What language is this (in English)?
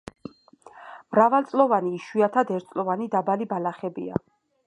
Georgian